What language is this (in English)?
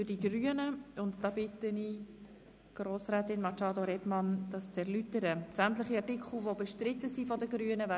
Swiss German